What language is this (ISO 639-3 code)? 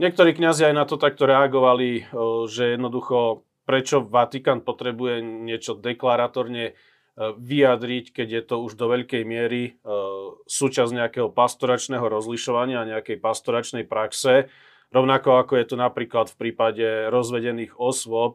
slk